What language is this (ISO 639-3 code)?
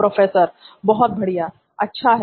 hin